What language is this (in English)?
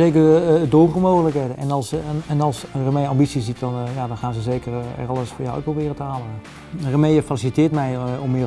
Dutch